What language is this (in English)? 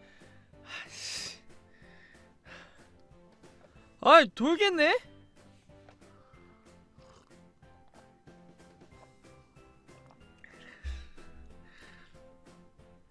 Korean